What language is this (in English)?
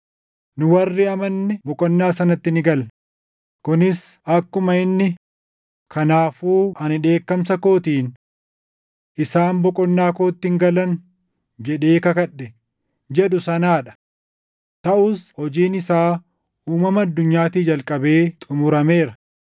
Oromo